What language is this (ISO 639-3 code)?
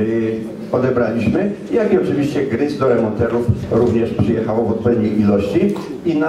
pol